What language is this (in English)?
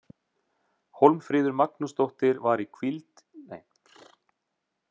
Icelandic